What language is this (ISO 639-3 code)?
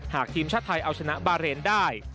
tha